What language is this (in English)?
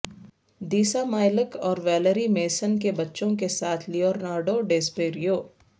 Urdu